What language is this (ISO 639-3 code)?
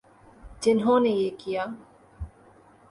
urd